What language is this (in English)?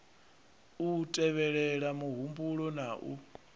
Venda